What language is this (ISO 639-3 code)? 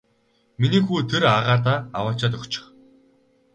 mon